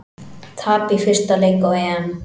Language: Icelandic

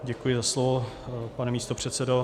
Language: Czech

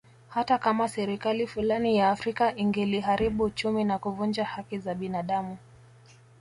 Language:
Swahili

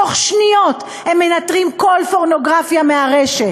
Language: Hebrew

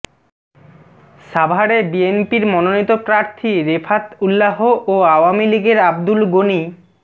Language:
Bangla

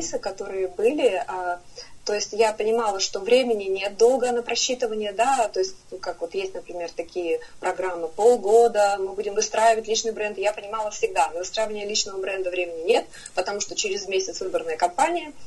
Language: Russian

